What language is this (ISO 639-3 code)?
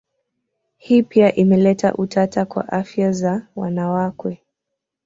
swa